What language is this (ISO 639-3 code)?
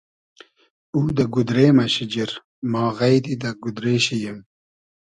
haz